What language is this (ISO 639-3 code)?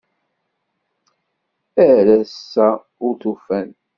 kab